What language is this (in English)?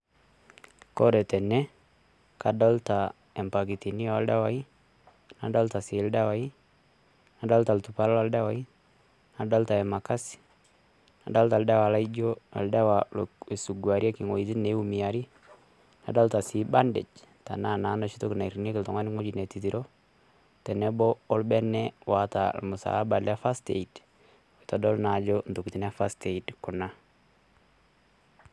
Masai